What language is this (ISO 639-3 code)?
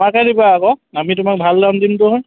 asm